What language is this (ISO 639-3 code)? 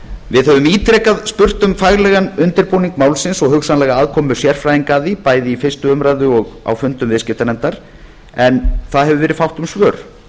isl